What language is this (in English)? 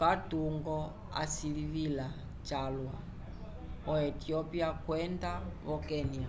Umbundu